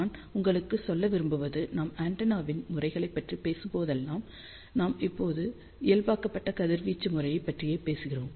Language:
Tamil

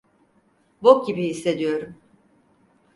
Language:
Turkish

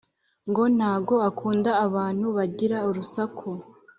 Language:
Kinyarwanda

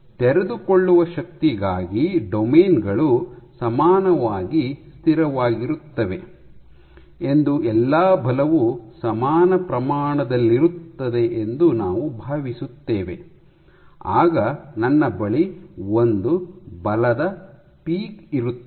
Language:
Kannada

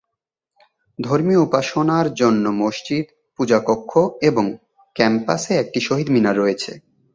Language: Bangla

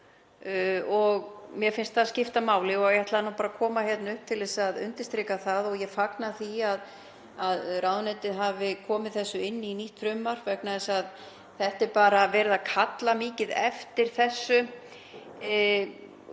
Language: Icelandic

